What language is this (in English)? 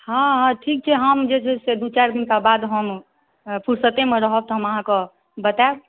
Maithili